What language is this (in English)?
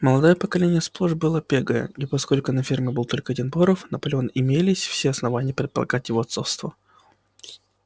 Russian